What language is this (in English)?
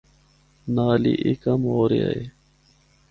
Northern Hindko